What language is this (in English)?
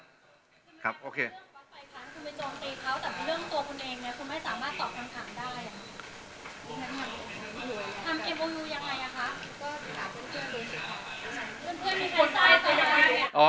Thai